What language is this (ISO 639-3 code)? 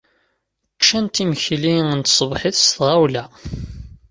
kab